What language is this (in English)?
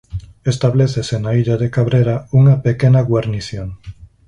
Galician